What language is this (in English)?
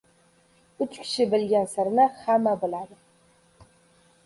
Uzbek